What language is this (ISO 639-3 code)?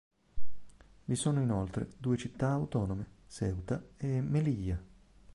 ita